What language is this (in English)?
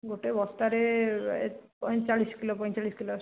Odia